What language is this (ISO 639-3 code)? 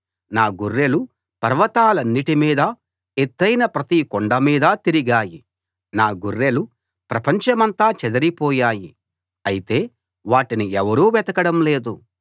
tel